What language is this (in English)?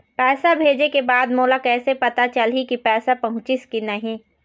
Chhattisgarhi